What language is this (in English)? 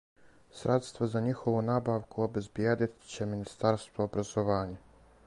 Serbian